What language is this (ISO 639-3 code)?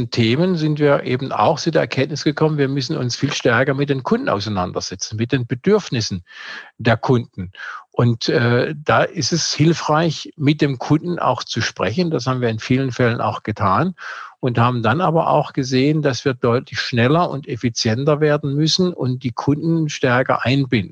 deu